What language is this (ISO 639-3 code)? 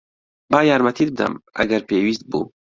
ckb